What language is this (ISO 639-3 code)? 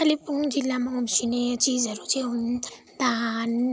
nep